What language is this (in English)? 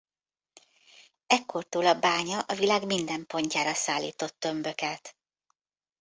Hungarian